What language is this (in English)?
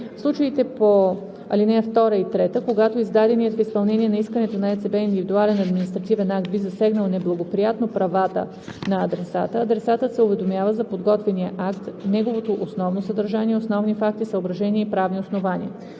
Bulgarian